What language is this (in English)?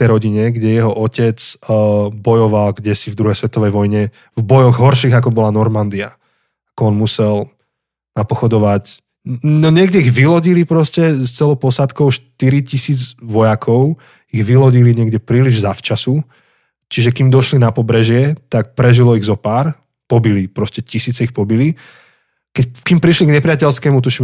Slovak